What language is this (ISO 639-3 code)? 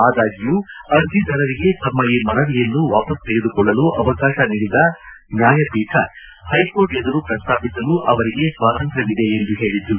kan